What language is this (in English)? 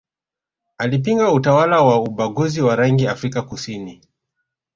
Swahili